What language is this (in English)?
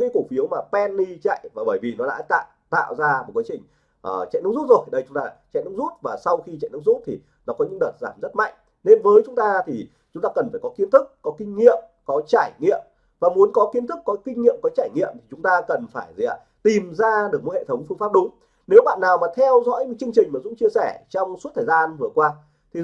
Vietnamese